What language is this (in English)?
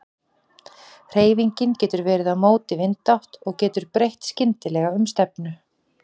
Icelandic